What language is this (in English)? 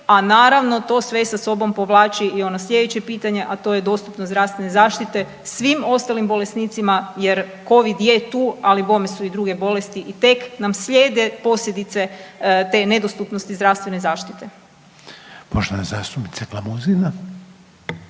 Croatian